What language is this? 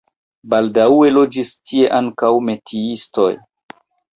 Esperanto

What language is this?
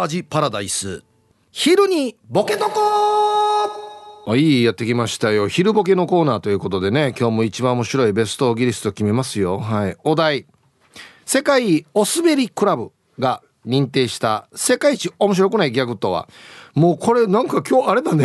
Japanese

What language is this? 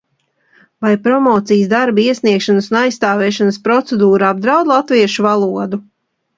Latvian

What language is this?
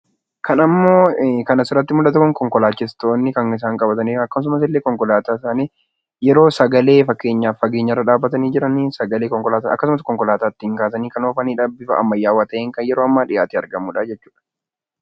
Oromo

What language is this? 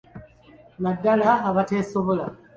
Ganda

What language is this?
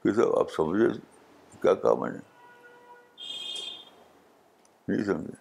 Urdu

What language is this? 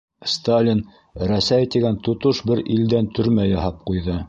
Bashkir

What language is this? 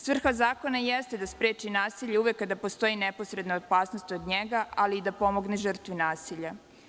Serbian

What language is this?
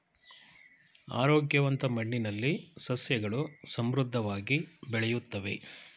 Kannada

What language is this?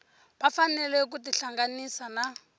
Tsonga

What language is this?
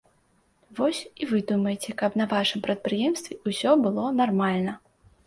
Belarusian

